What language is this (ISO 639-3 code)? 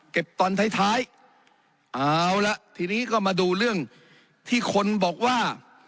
tha